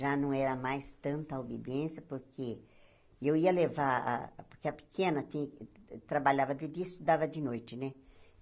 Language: Portuguese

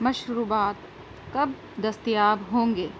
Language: Urdu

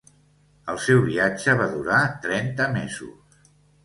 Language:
Catalan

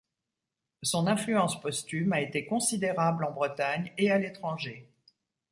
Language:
French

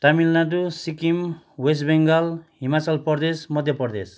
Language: Nepali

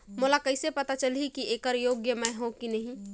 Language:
Chhattisgarhi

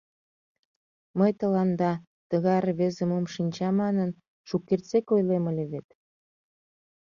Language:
Mari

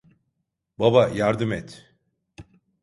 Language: Turkish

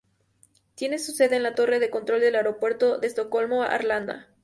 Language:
Spanish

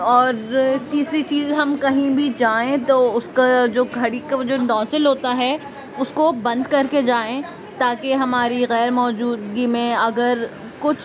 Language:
Urdu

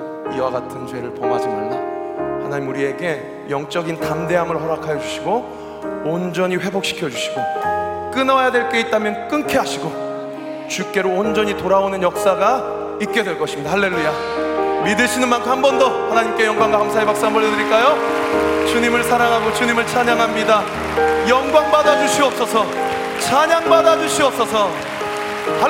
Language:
Korean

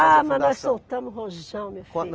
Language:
Portuguese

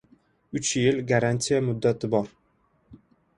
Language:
Uzbek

